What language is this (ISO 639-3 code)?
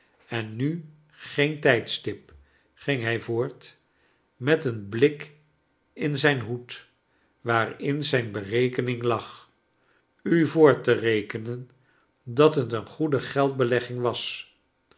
nld